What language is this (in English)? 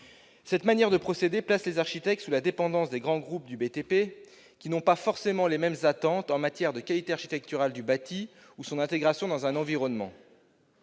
French